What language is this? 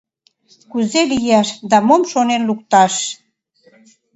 Mari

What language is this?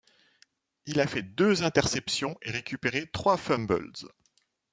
French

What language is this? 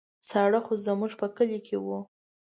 Pashto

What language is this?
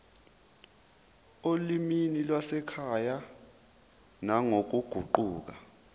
Zulu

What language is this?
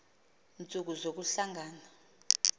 Xhosa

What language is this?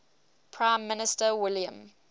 English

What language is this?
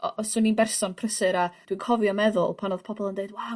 Welsh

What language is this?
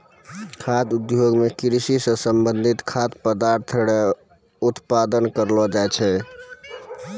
Maithili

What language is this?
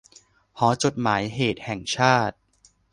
Thai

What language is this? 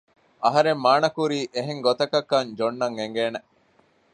Divehi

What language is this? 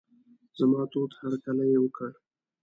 Pashto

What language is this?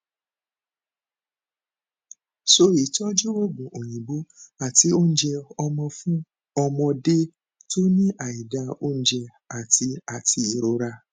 Yoruba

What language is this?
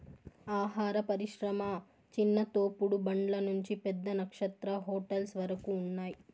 Telugu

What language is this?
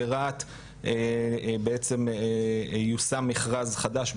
Hebrew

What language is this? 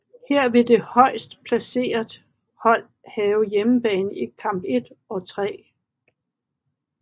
Danish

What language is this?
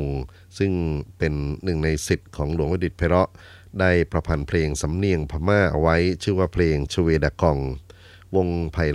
Thai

